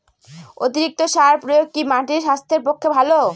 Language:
Bangla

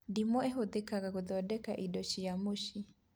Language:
Kikuyu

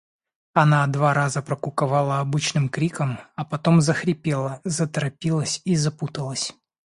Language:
Russian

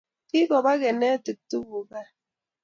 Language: Kalenjin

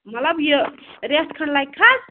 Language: Kashmiri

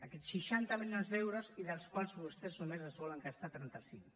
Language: Catalan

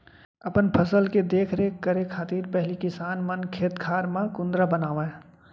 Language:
Chhattisgarhi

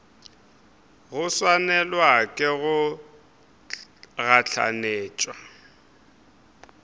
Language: Northern Sotho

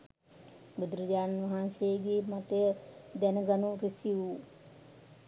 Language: Sinhala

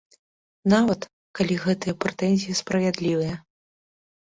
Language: Belarusian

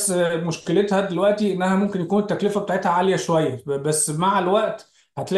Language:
Arabic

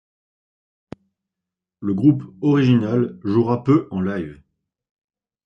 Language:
French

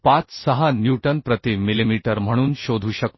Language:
Marathi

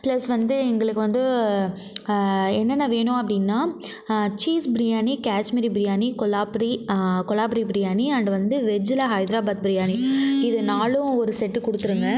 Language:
Tamil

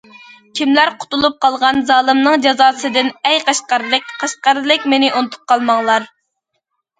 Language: Uyghur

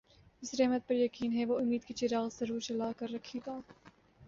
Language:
Urdu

